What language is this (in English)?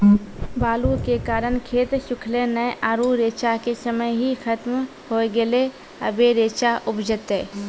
Maithili